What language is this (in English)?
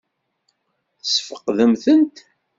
Kabyle